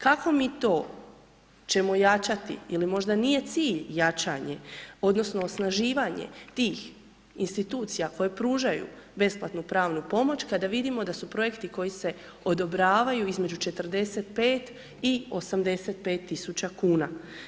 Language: Croatian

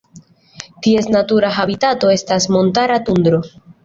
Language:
Esperanto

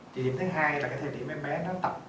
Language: Vietnamese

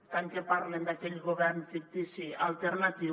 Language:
Catalan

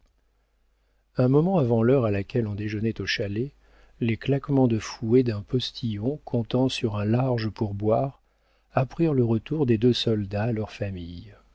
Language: French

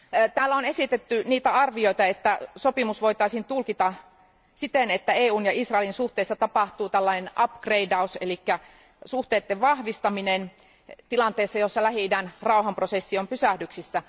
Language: Finnish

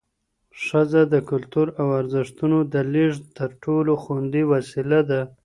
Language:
Pashto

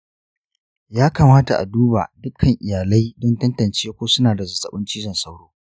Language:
Hausa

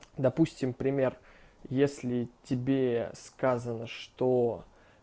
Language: Russian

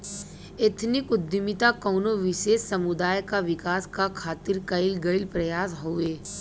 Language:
Bhojpuri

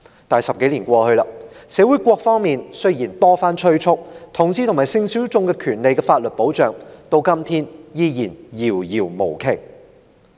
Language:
Cantonese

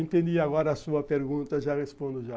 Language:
Portuguese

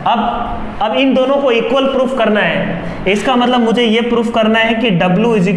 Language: Hindi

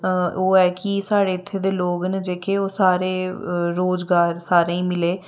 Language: Dogri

